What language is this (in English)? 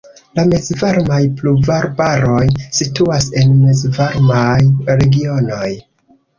Esperanto